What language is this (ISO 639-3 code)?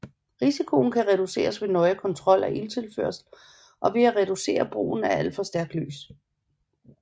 dan